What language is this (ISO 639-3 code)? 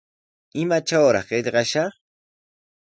qws